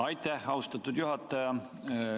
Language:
Estonian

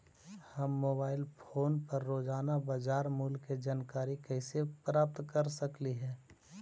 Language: Magahi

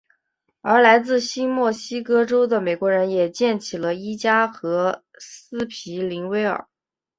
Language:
Chinese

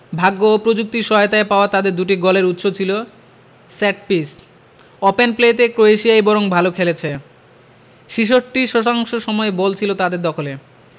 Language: Bangla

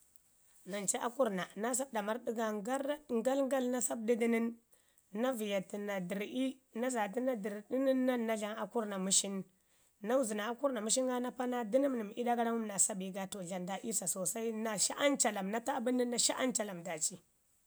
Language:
Ngizim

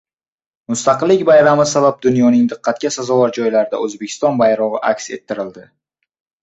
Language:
Uzbek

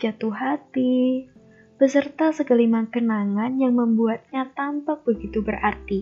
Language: Indonesian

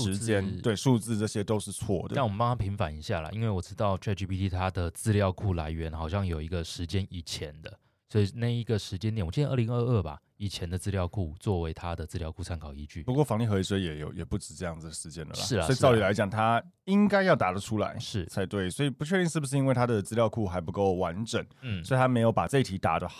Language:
Chinese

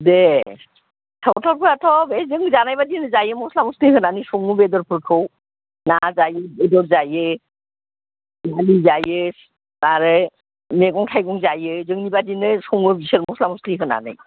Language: Bodo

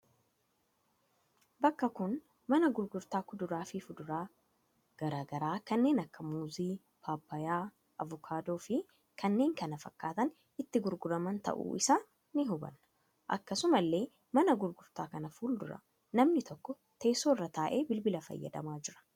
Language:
Oromo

